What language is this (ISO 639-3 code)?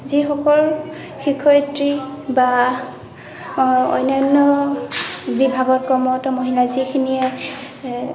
asm